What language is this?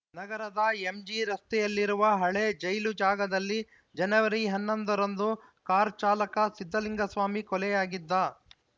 Kannada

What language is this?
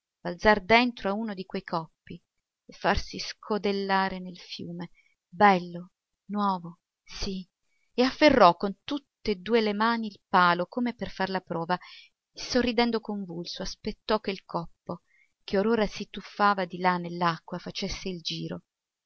Italian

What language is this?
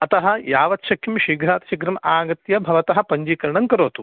Sanskrit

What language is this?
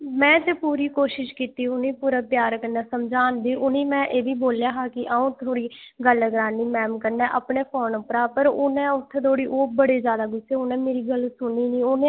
Dogri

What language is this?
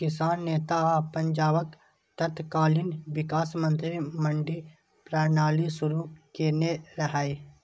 Maithili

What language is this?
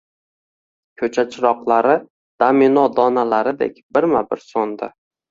Uzbek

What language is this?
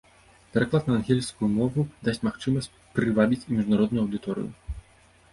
Belarusian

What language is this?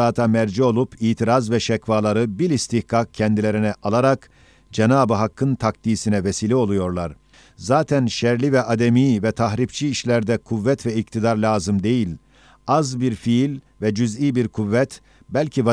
Turkish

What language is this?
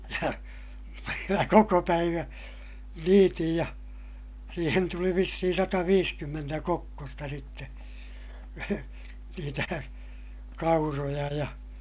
Finnish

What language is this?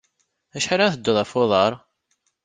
Kabyle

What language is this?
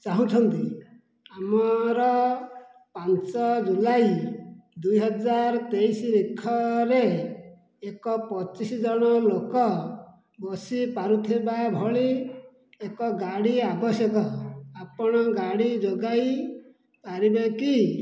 Odia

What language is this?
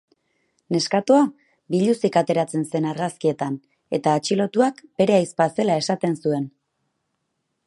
Basque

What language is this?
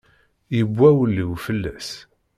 Kabyle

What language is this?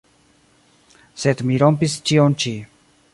Esperanto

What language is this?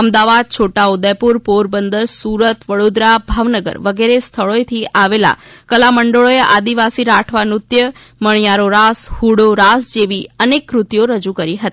Gujarati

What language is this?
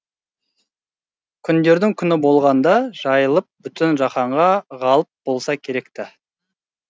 Kazakh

